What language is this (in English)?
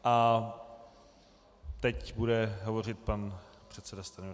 Czech